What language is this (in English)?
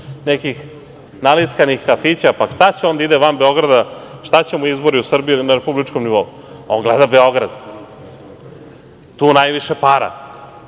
Serbian